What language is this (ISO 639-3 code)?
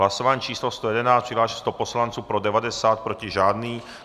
ces